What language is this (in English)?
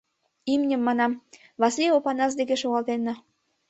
Mari